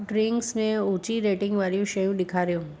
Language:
Sindhi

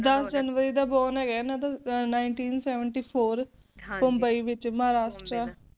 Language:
Punjabi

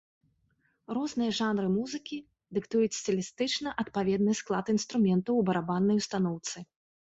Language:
Belarusian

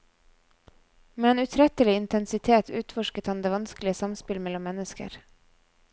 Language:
Norwegian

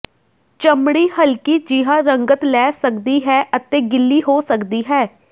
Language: Punjabi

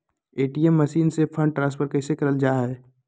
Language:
Magahi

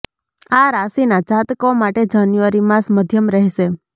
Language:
Gujarati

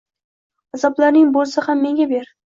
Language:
Uzbek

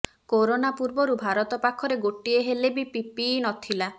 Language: Odia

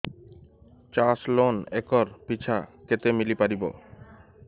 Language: Odia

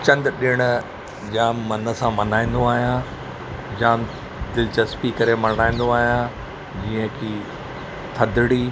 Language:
Sindhi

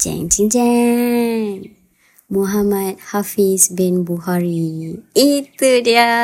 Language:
Malay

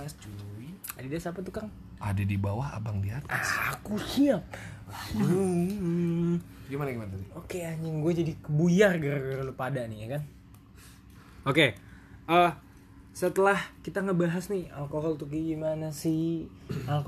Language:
Indonesian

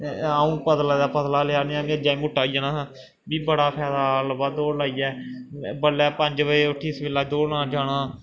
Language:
Dogri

